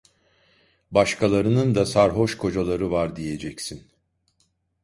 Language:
Turkish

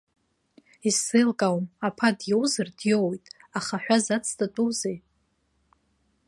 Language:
Abkhazian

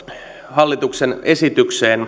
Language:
Finnish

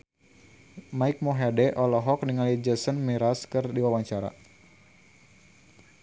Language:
Sundanese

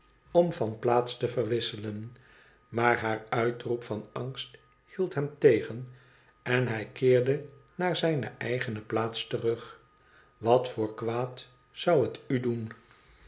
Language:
Dutch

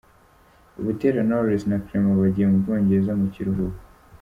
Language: Kinyarwanda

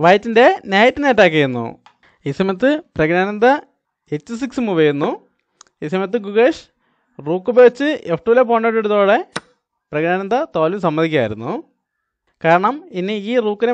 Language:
Malayalam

